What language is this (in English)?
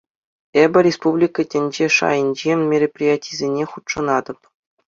Chuvash